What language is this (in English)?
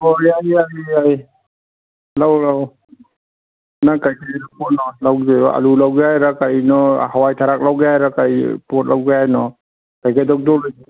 Manipuri